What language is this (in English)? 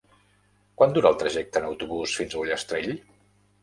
Catalan